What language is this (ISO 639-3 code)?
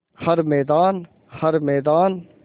hin